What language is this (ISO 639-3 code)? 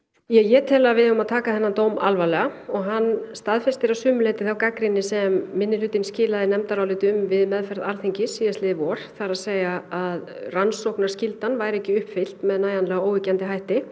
isl